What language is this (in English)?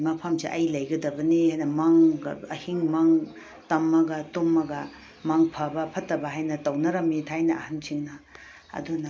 Manipuri